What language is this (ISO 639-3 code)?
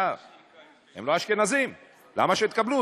heb